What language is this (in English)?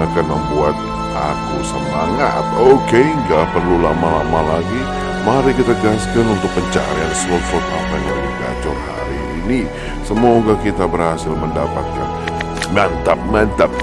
Indonesian